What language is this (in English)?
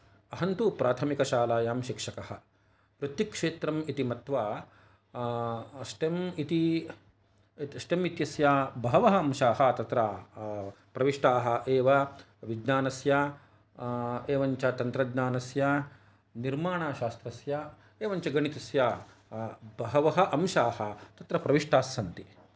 Sanskrit